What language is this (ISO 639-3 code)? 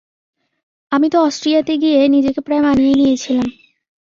ben